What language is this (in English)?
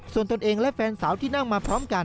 Thai